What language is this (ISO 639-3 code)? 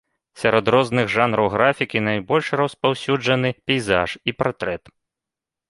bel